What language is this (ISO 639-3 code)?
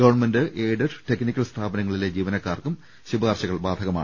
mal